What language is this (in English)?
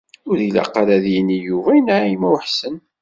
Kabyle